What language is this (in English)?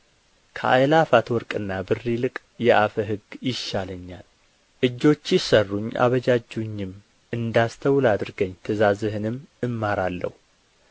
Amharic